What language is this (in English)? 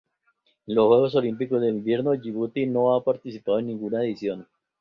Spanish